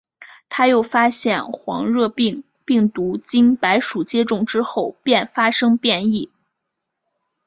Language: Chinese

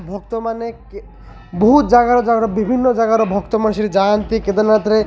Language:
Odia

